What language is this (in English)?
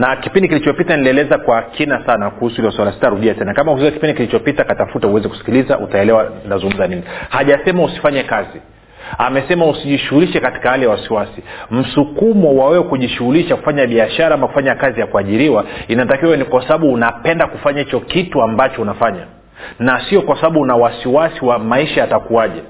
Swahili